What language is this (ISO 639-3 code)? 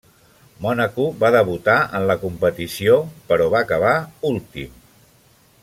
cat